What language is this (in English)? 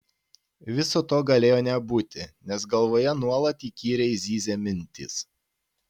Lithuanian